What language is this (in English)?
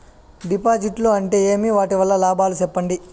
Telugu